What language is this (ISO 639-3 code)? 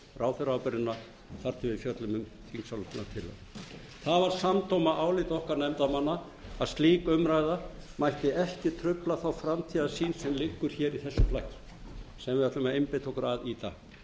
isl